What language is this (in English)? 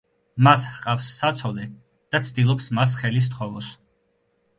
Georgian